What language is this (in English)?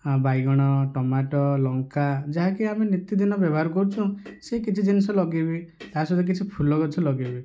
Odia